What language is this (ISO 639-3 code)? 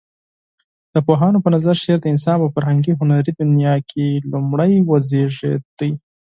pus